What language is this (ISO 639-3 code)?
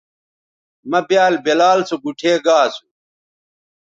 btv